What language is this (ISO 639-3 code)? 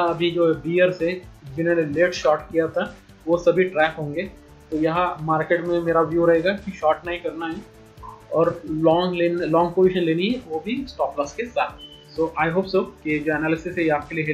hin